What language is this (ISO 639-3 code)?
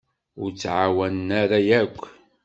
kab